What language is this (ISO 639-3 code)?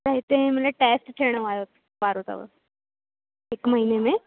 snd